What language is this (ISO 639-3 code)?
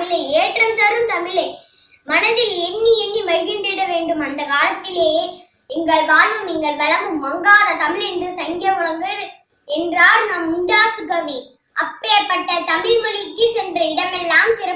tam